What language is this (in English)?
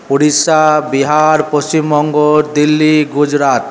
Bangla